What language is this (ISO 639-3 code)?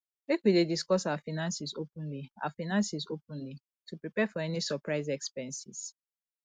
pcm